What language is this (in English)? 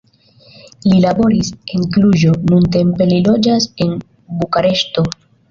Esperanto